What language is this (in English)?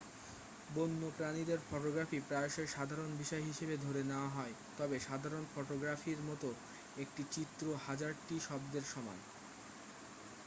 Bangla